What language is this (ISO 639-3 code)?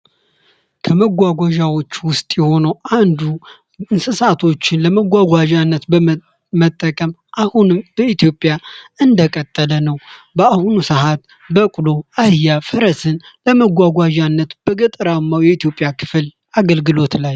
amh